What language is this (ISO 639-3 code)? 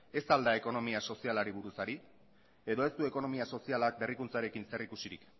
eus